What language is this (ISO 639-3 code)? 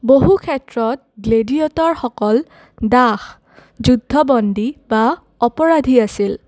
asm